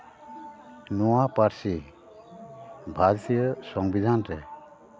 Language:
Santali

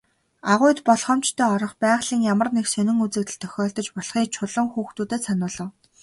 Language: Mongolian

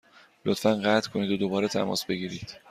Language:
Persian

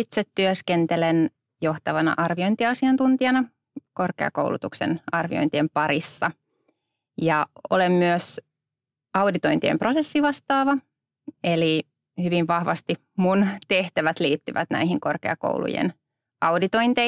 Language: Finnish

